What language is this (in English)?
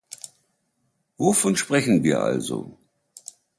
German